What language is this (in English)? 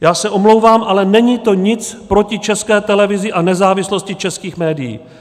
Czech